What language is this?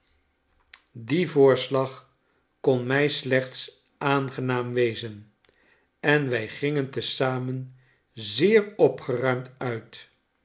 Dutch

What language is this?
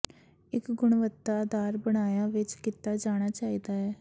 Punjabi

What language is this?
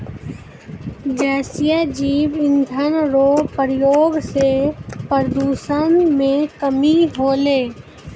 Maithili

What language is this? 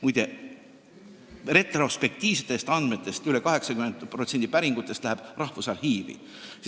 Estonian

